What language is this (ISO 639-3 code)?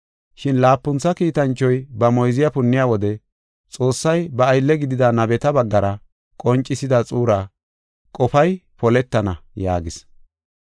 gof